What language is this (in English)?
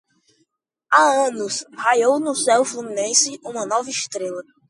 Portuguese